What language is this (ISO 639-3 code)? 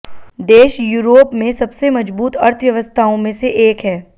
hin